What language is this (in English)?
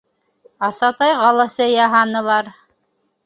Bashkir